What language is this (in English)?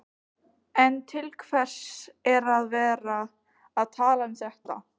Icelandic